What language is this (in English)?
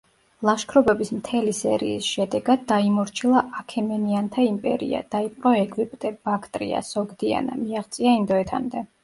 Georgian